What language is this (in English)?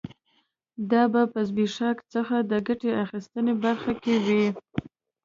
Pashto